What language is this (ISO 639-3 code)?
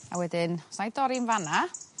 cym